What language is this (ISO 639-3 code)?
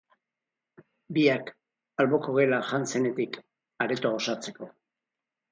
eus